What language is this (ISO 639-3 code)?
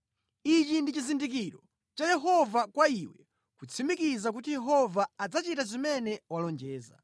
nya